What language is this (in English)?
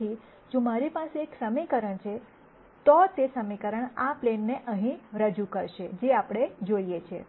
Gujarati